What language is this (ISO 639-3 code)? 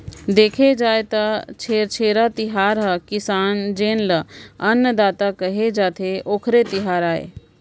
hne